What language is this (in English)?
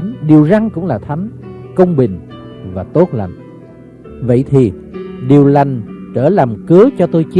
Vietnamese